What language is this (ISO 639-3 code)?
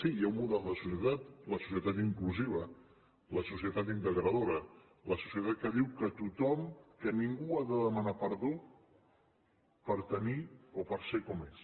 cat